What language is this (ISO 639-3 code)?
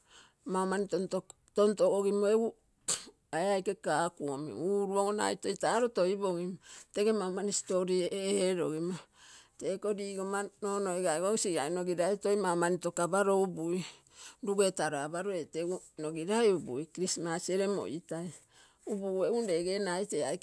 buo